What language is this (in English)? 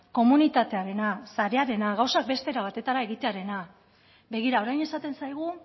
Basque